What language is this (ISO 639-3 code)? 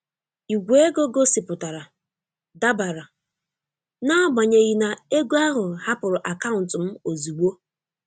ibo